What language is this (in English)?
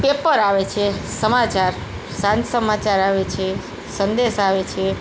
Gujarati